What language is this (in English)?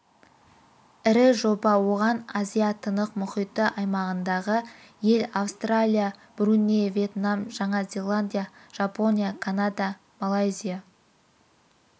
Kazakh